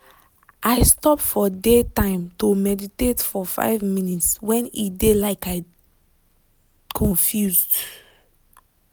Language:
Nigerian Pidgin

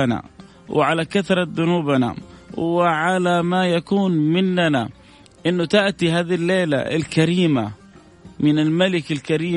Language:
Arabic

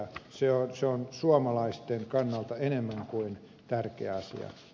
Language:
Finnish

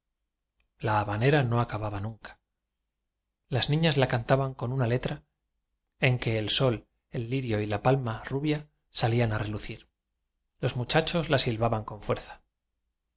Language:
Spanish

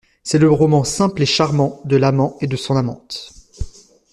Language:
French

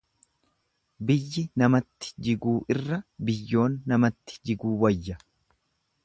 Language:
Oromo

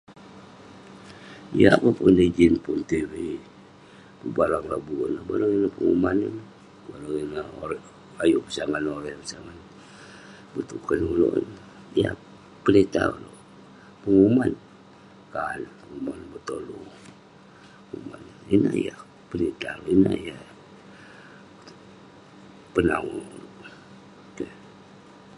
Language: Western Penan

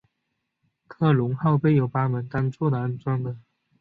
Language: Chinese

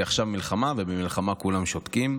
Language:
Hebrew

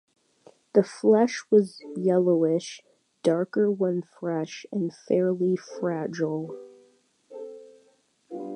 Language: English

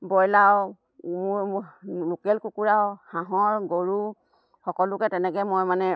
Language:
Assamese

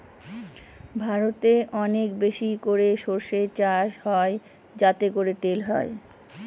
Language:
Bangla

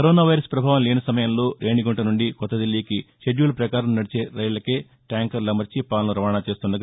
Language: Telugu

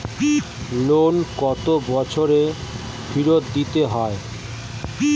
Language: Bangla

